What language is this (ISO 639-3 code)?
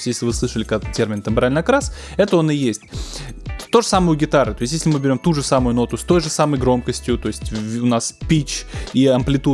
rus